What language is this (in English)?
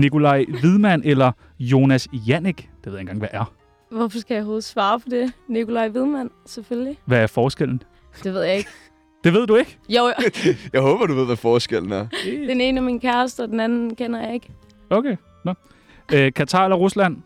Danish